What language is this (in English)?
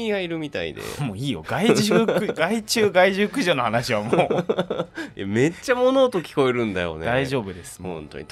Japanese